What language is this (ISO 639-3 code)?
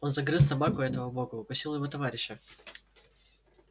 rus